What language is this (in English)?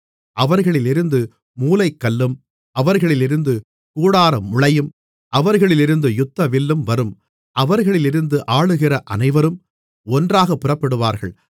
Tamil